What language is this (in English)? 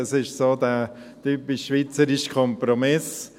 Swiss German